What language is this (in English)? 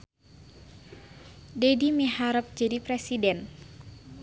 Sundanese